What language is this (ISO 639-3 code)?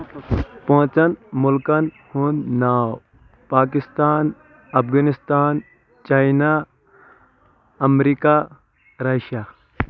kas